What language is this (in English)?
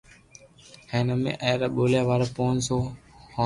Loarki